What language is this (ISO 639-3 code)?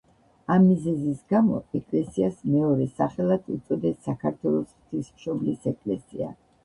kat